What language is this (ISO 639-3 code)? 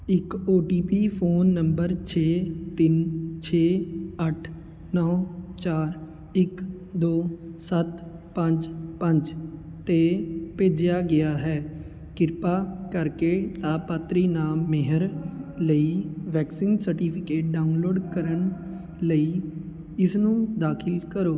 pan